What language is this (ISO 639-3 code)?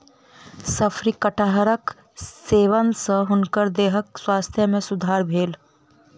mai